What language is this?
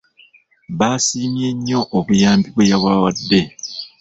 Ganda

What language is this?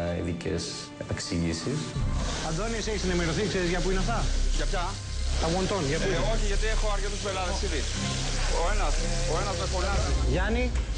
Greek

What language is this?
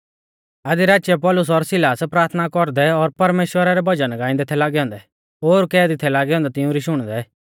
Mahasu Pahari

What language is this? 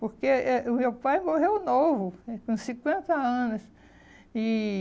Portuguese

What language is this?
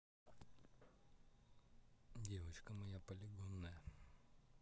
Russian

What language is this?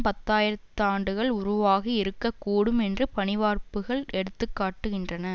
Tamil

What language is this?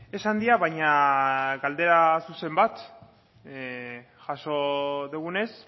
Basque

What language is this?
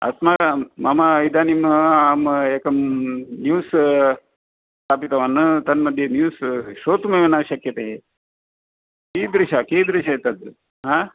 Sanskrit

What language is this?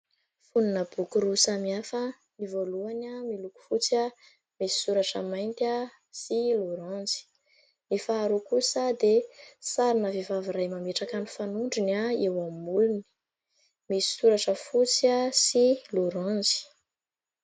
Malagasy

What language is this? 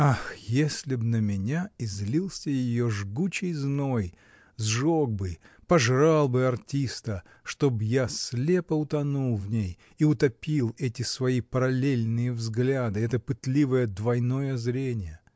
Russian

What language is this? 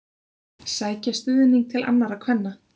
Icelandic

